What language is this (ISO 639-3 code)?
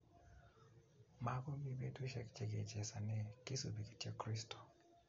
kln